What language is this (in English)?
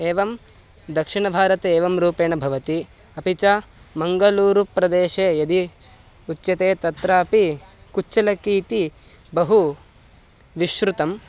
Sanskrit